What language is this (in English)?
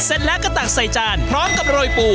Thai